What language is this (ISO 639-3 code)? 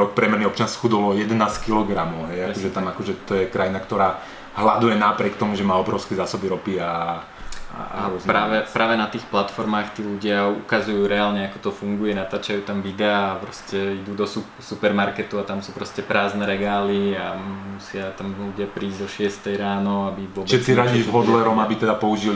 slk